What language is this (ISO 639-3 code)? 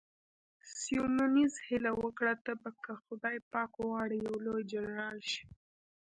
pus